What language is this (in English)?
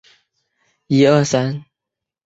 Chinese